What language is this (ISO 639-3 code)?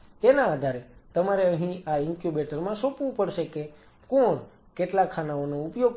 guj